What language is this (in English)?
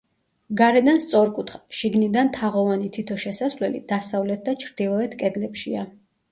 Georgian